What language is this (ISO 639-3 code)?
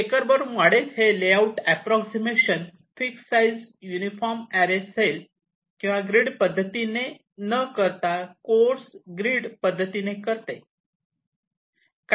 mar